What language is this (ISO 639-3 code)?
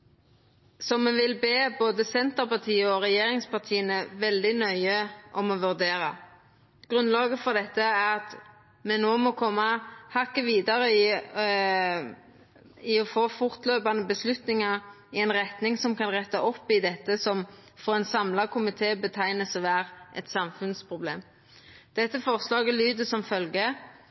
nno